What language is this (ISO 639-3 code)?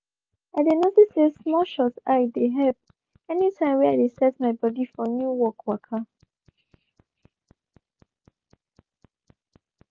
pcm